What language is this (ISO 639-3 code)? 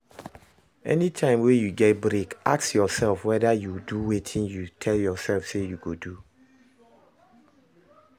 pcm